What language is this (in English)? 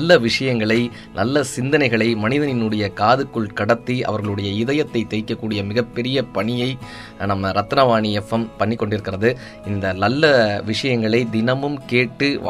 Tamil